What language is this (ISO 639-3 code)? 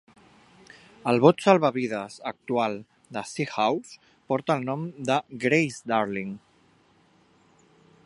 cat